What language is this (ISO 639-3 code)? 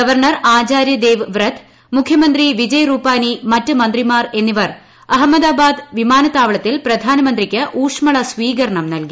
mal